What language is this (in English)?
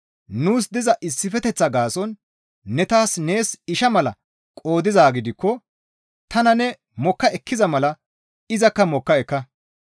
Gamo